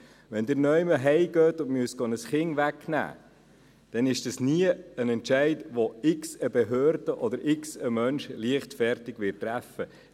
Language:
Swiss German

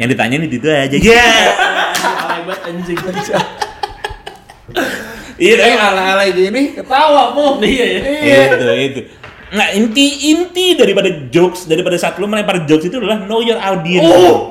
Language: Indonesian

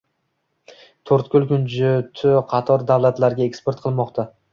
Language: Uzbek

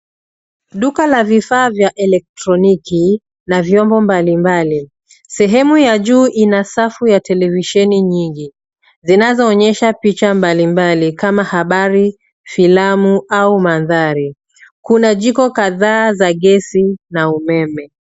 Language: Swahili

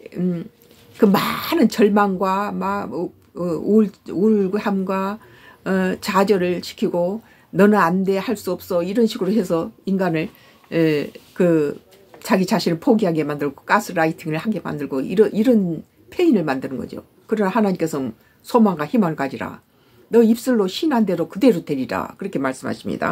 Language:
Korean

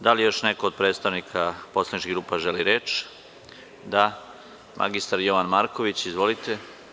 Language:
Serbian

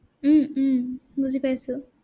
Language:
Assamese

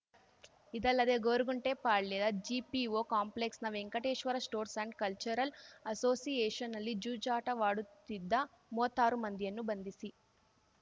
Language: Kannada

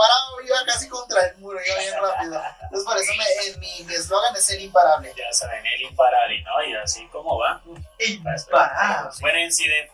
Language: Spanish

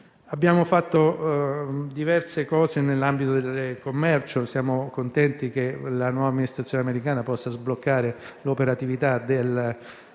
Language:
Italian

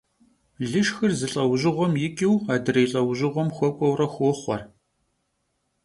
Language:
Kabardian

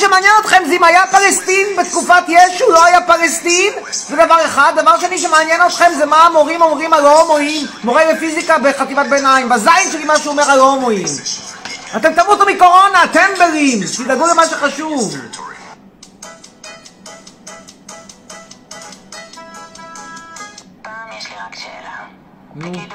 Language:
Hebrew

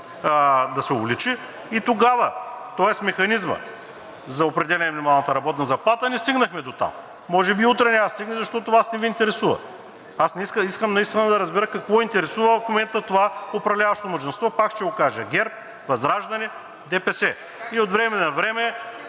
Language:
Bulgarian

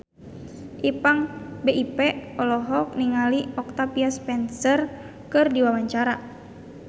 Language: Sundanese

